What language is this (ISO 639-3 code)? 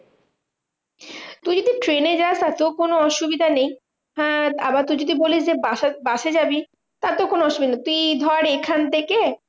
ben